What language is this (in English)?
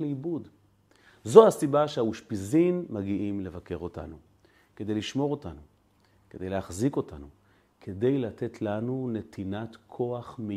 Hebrew